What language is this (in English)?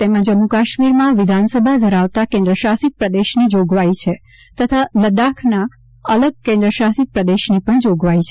Gujarati